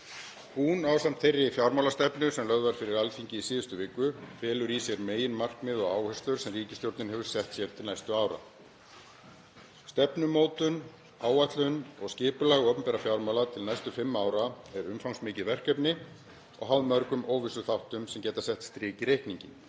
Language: Icelandic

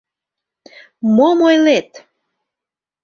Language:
Mari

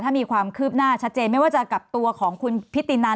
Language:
Thai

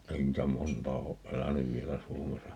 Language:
Finnish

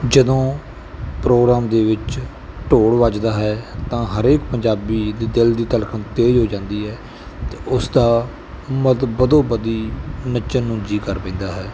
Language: Punjabi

